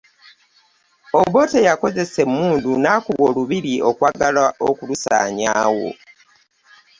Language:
Ganda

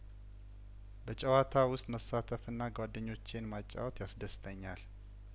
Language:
Amharic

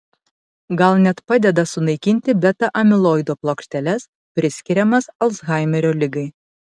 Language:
Lithuanian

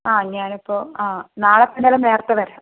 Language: Malayalam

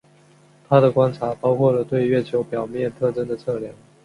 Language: Chinese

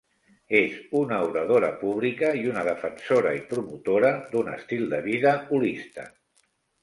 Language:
Catalan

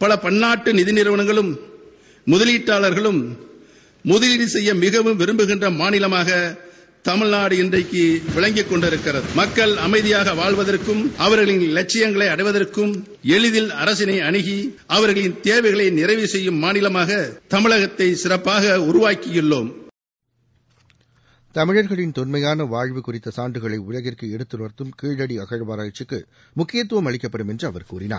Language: Tamil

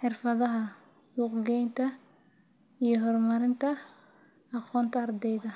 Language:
Somali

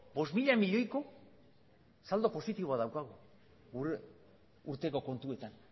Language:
Basque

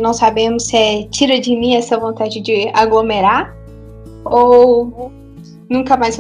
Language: Portuguese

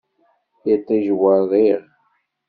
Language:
Kabyle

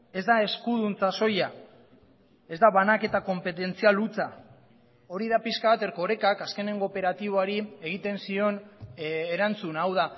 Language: Basque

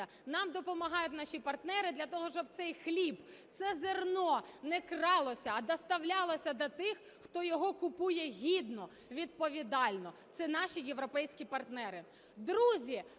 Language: Ukrainian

